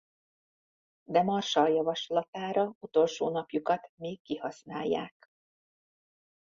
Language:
Hungarian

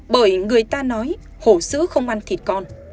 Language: Vietnamese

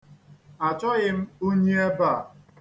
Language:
Igbo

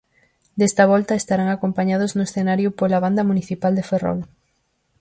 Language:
Galician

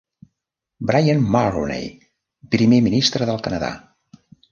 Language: Catalan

